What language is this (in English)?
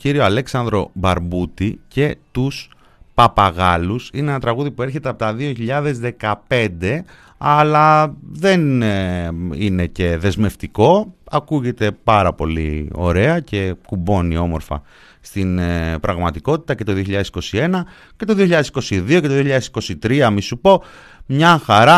Greek